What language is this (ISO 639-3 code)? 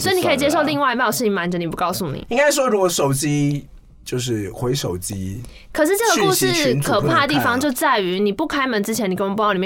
zho